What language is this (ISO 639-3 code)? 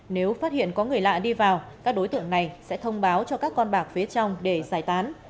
vie